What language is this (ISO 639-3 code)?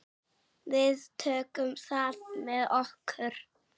isl